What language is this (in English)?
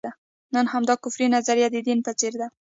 Pashto